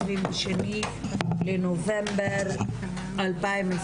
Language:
Hebrew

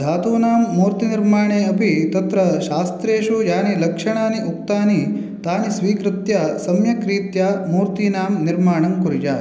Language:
Sanskrit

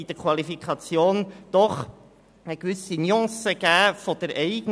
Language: Swiss German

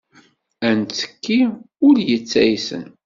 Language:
Kabyle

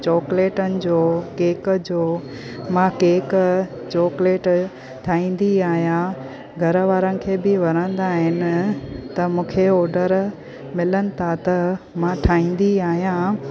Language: Sindhi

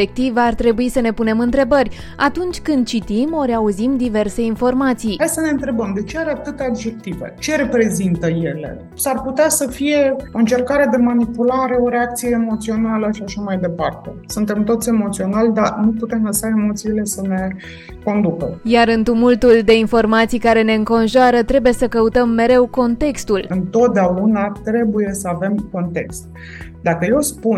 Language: Romanian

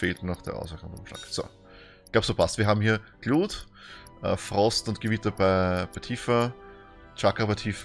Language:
German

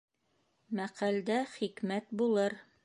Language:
Bashkir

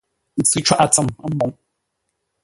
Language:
Ngombale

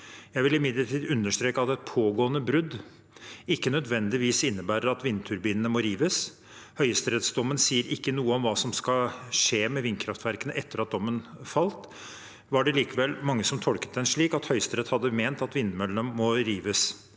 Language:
Norwegian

